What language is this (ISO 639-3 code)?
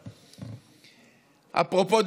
heb